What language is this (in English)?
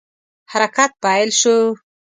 Pashto